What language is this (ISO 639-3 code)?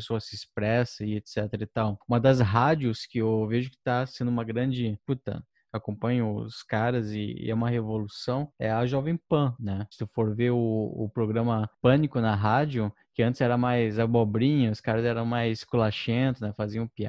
por